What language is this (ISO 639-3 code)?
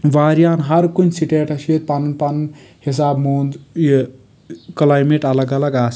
kas